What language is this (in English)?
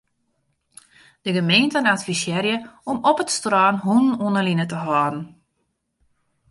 Western Frisian